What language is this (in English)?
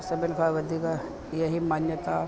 Sindhi